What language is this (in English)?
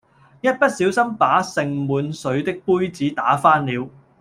Cantonese